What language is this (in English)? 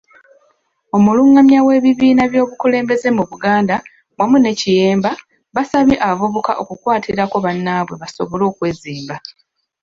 Ganda